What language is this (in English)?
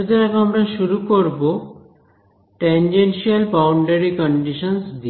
Bangla